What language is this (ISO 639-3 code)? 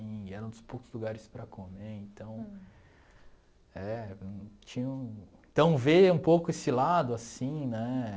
por